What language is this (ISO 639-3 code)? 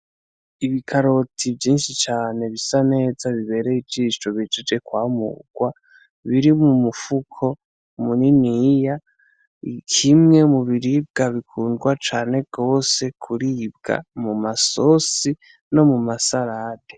run